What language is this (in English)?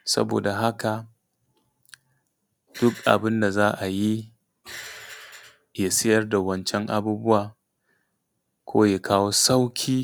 Hausa